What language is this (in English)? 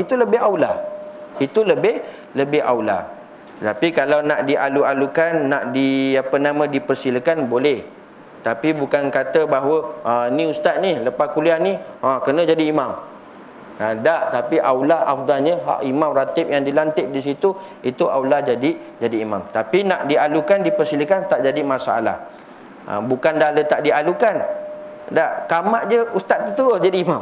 Malay